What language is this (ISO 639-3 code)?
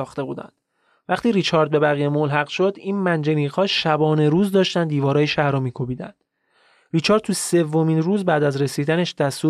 fas